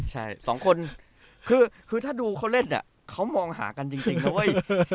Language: Thai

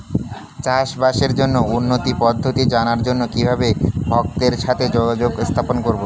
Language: Bangla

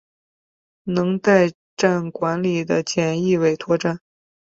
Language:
Chinese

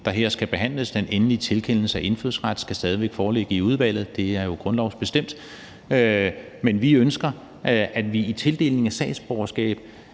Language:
Danish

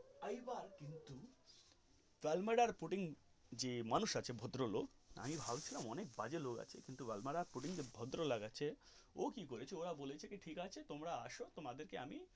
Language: Bangla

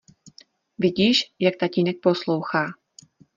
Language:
Czech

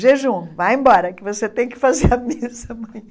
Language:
Portuguese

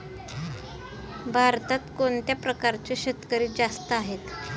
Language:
Marathi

